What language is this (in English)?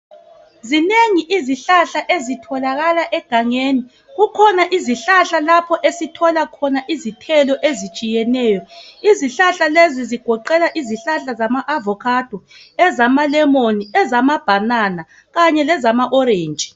North Ndebele